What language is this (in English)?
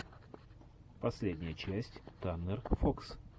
Russian